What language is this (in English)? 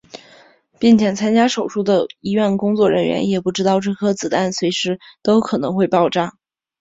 Chinese